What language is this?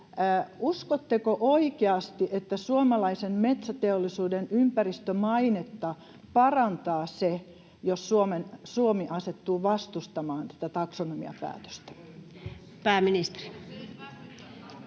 Finnish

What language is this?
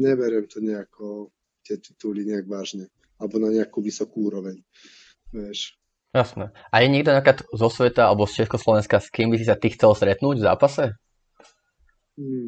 Slovak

